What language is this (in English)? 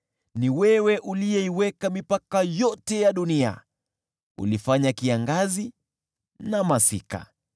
Swahili